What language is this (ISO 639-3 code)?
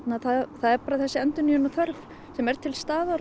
isl